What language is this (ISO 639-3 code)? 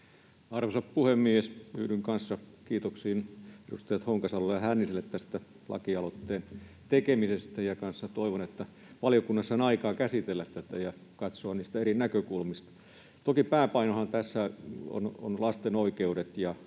fin